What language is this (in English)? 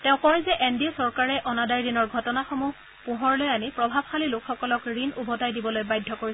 Assamese